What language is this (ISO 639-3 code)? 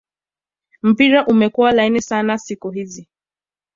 swa